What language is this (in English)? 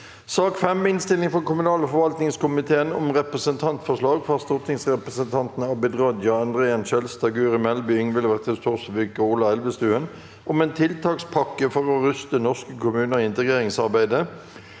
Norwegian